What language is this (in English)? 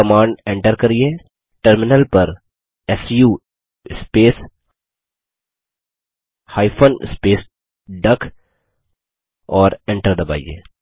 Hindi